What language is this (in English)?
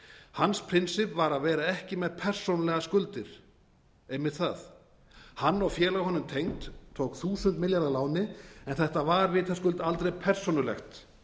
Icelandic